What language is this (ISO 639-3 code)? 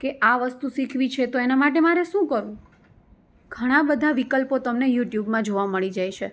guj